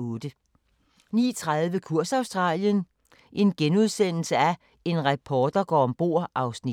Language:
Danish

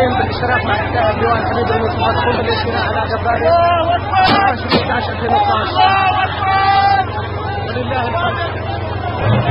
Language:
Turkish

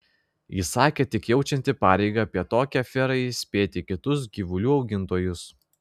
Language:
Lithuanian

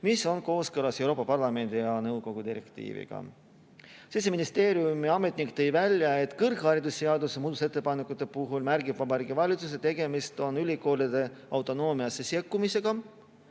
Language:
Estonian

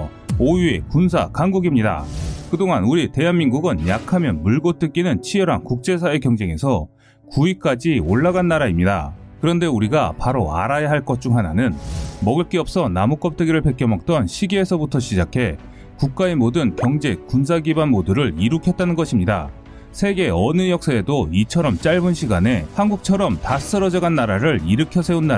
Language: Korean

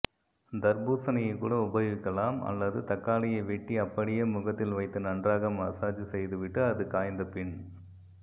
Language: Tamil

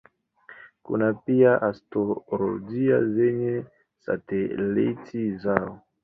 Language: Swahili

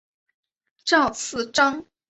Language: Chinese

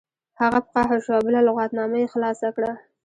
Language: Pashto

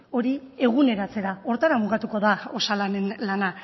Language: Basque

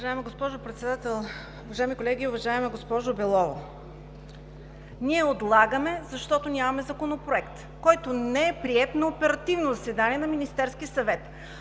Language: Bulgarian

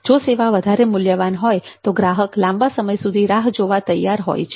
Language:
Gujarati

